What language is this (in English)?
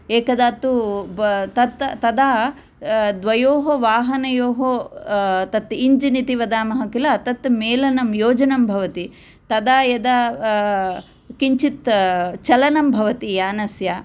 Sanskrit